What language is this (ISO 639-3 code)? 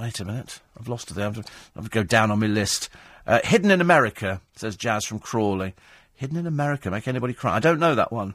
eng